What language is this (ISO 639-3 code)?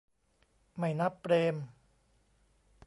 tha